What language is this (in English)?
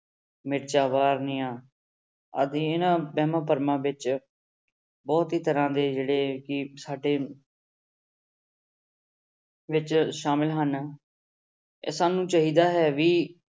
Punjabi